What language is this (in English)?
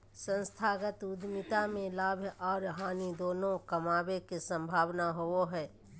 Magahi